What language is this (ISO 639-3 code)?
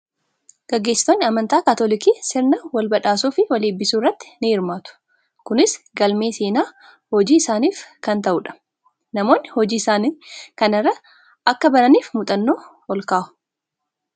orm